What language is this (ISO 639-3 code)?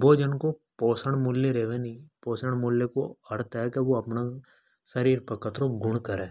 hoj